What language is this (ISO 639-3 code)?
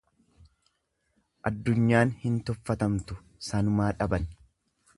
orm